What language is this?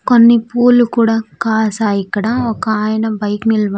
Telugu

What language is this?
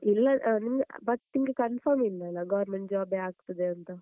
Kannada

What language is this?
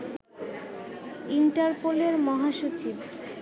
Bangla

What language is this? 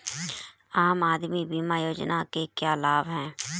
Hindi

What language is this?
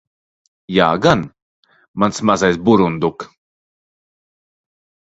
Latvian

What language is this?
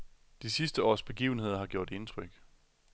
Danish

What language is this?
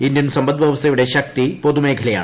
Malayalam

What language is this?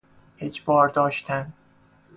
Persian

